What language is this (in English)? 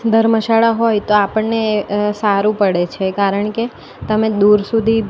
Gujarati